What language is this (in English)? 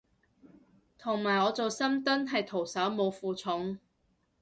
Cantonese